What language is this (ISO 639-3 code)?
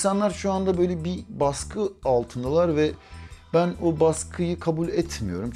tur